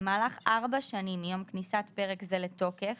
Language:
Hebrew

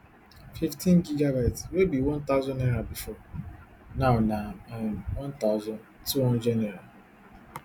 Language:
Nigerian Pidgin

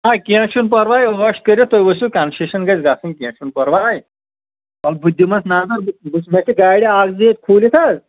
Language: Kashmiri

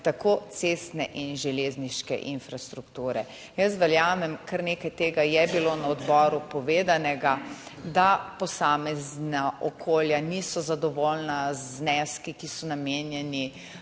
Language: Slovenian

